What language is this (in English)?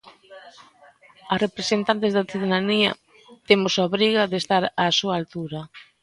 Galician